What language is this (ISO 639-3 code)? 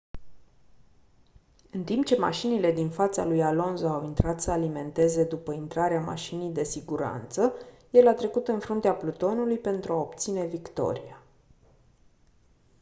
ron